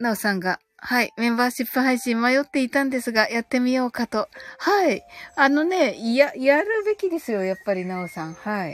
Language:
Japanese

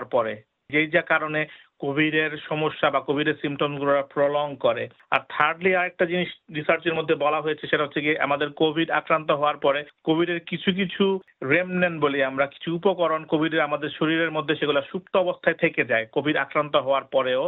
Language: Bangla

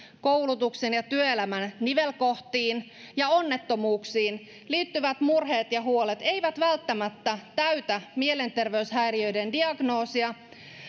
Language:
Finnish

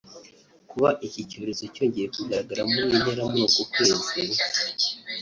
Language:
Kinyarwanda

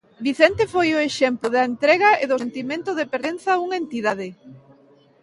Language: Galician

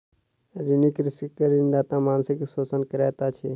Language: Maithili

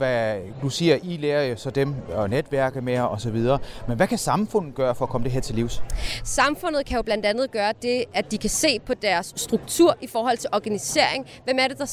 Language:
Danish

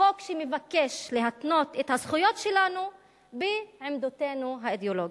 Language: Hebrew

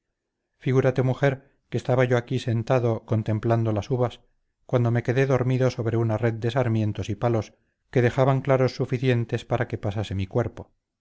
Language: Spanish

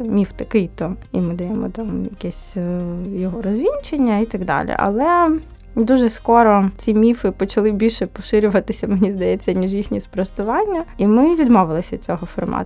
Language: Ukrainian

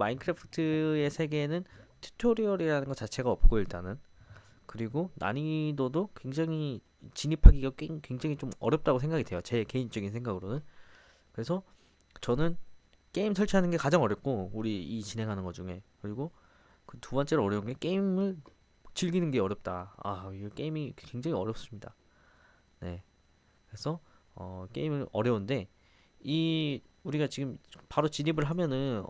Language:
Korean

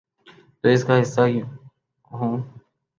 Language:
Urdu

